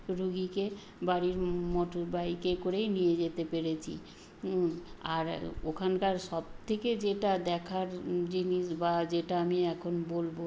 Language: Bangla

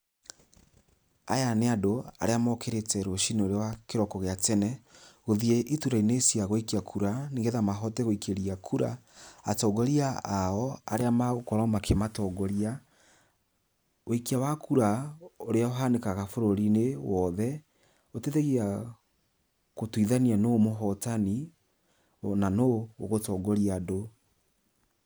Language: Kikuyu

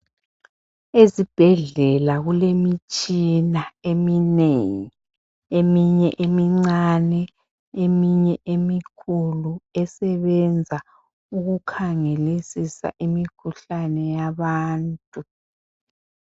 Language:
North Ndebele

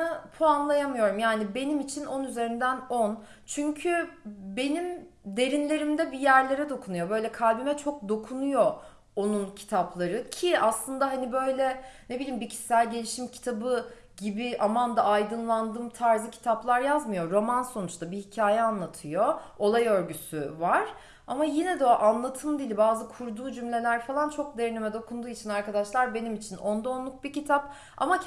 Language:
Turkish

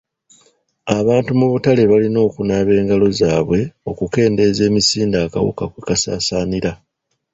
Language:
Ganda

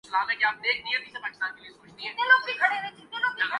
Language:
Urdu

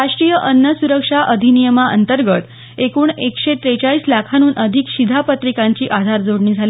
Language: Marathi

